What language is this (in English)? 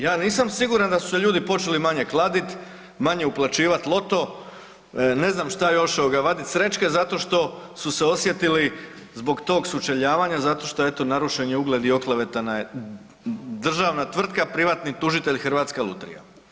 Croatian